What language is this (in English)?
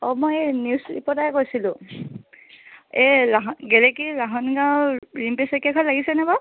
Assamese